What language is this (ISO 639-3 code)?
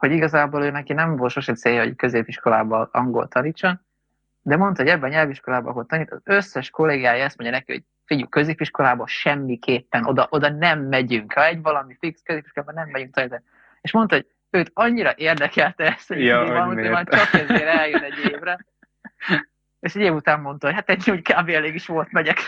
hun